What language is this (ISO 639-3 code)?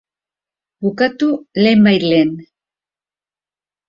eus